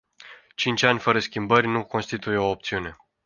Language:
Romanian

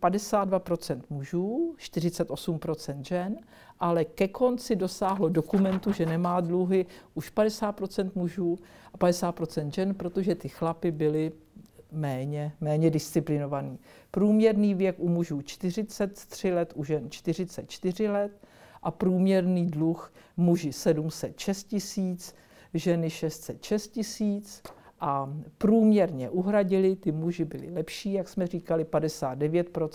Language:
Czech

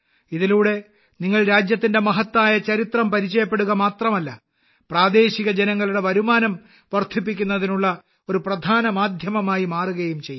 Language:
Malayalam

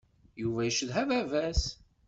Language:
Kabyle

